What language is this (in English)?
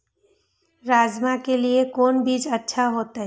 Maithili